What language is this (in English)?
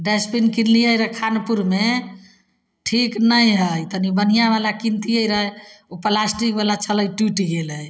Maithili